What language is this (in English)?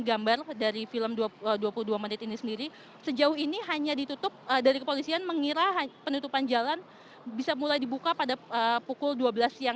Indonesian